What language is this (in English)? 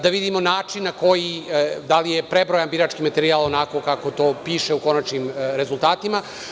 Serbian